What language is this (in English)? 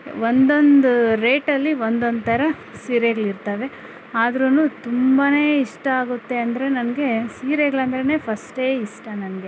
Kannada